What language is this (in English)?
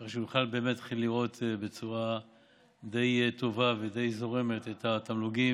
Hebrew